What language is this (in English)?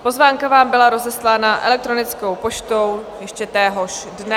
Czech